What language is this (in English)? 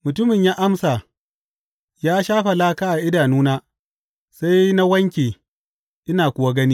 Hausa